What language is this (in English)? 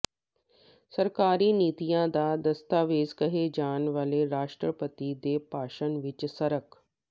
Punjabi